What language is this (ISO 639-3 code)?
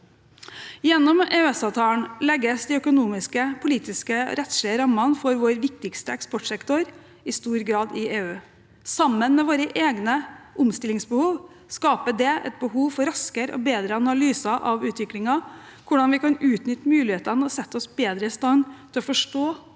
nor